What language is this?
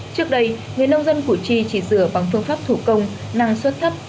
Vietnamese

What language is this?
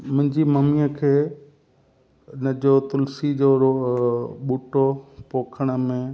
Sindhi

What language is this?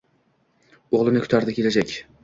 Uzbek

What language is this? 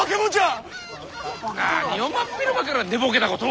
Japanese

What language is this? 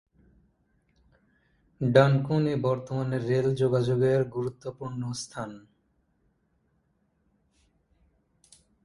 Bangla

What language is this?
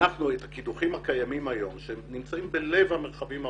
Hebrew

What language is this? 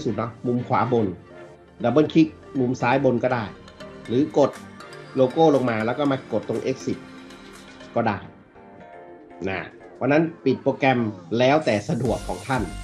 Thai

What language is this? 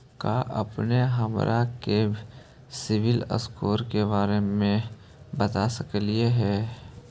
Magahi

